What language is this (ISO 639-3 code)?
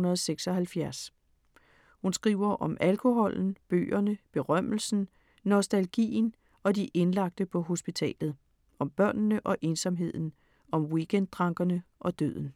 dan